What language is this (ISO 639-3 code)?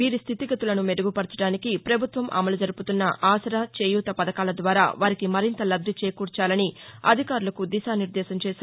tel